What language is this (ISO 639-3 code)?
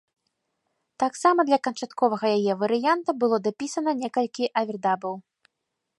bel